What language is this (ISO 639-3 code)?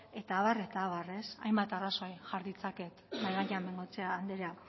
eus